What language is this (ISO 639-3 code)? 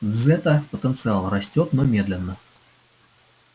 rus